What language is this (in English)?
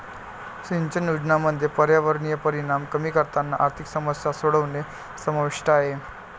Marathi